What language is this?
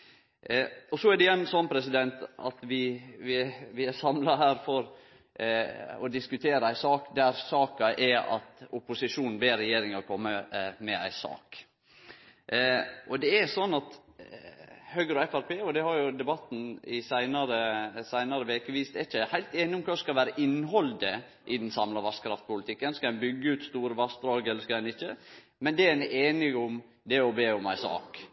Norwegian Nynorsk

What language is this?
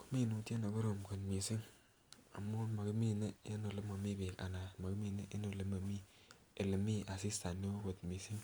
Kalenjin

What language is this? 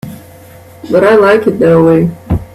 English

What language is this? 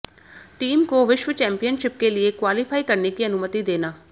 Hindi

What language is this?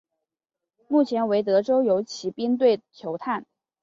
Chinese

